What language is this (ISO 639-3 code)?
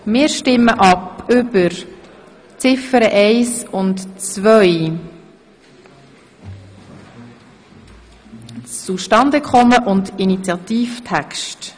gsw